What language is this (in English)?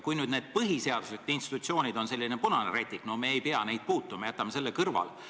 Estonian